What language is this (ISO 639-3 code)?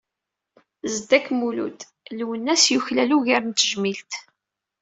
kab